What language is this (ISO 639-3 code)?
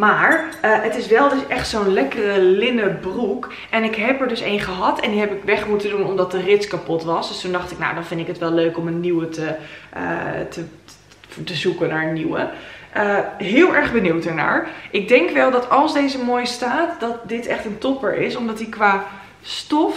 nld